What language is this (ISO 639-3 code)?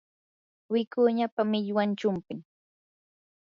qur